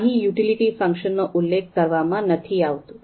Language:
Gujarati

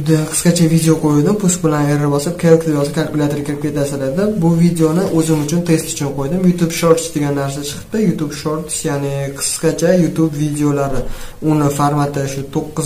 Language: Turkish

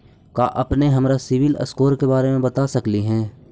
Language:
Magahi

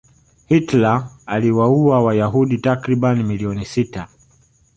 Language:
Swahili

